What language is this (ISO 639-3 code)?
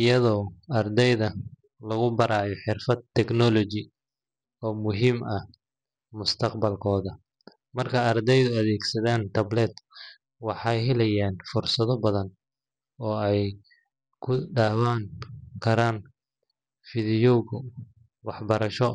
som